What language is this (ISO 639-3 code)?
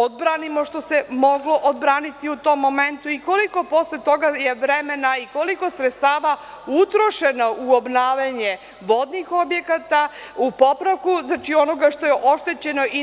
srp